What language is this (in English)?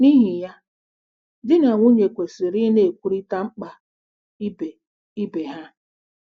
Igbo